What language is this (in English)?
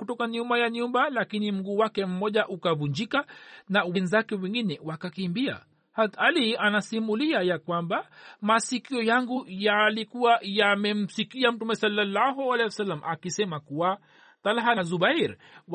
Swahili